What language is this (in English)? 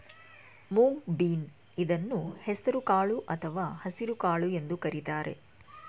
Kannada